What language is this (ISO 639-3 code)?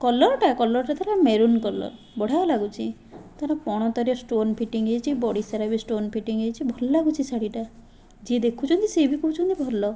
ori